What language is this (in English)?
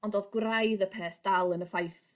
Welsh